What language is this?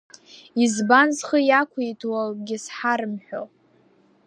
Abkhazian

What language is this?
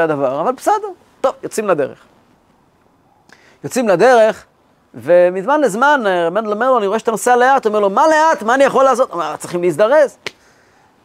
Hebrew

